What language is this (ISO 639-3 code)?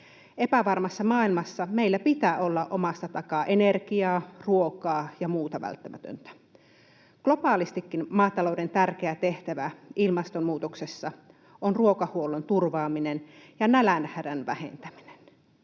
fin